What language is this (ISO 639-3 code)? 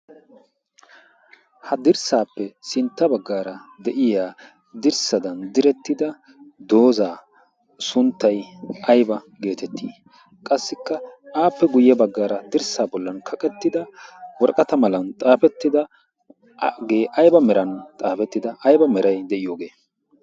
wal